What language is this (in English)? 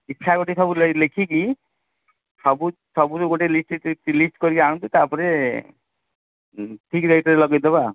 Odia